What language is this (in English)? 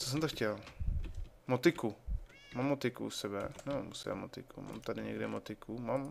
Czech